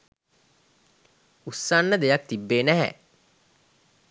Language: Sinhala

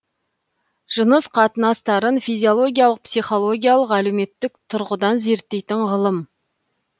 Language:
Kazakh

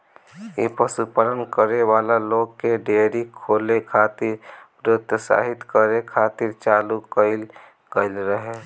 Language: Bhojpuri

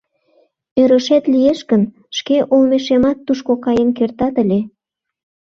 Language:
Mari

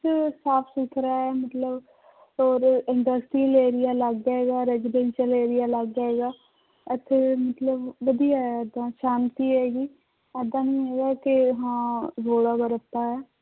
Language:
Punjabi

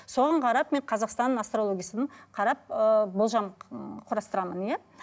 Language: Kazakh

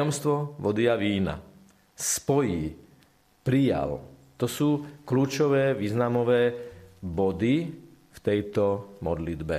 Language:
Slovak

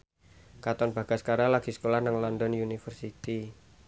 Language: Javanese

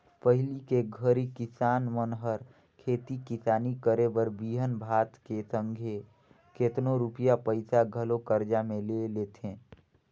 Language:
Chhattisgarhi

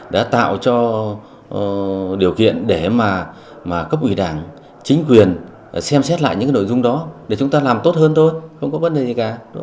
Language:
Vietnamese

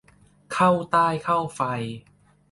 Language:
Thai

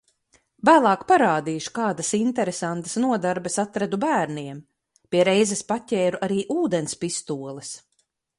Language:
Latvian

